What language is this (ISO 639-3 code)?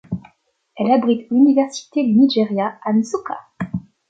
fra